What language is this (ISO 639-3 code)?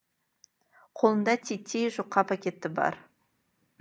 kaz